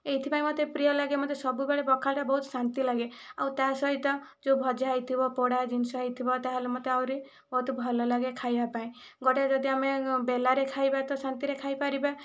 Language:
Odia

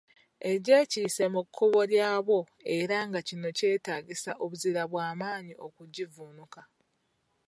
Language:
Ganda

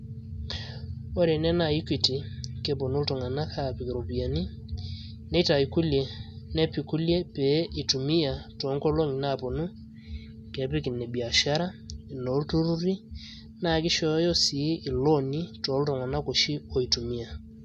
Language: Masai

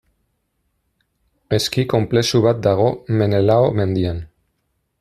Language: Basque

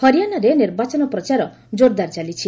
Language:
Odia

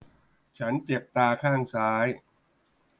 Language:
Thai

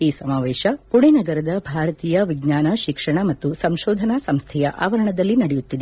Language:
Kannada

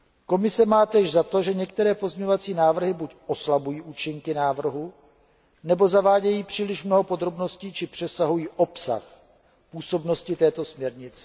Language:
Czech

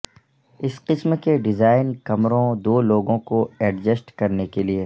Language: Urdu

